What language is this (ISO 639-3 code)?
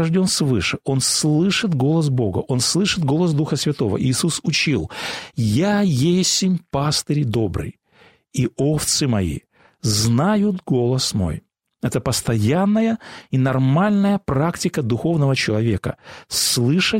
rus